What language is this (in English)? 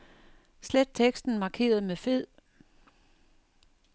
Danish